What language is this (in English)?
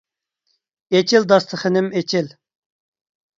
Uyghur